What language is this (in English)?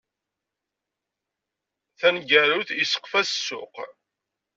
Kabyle